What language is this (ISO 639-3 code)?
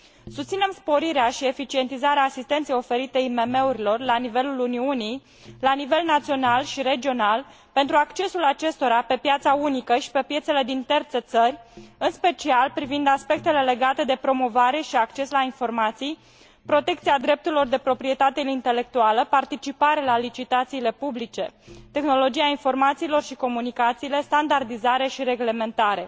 ron